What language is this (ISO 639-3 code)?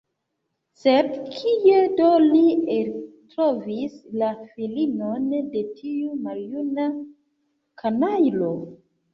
epo